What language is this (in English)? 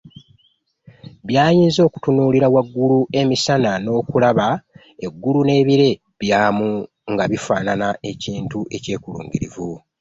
Ganda